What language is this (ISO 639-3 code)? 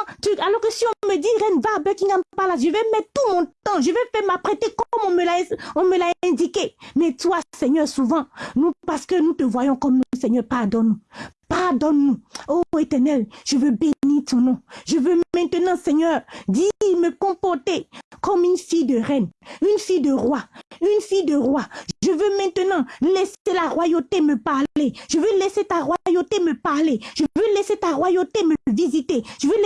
fra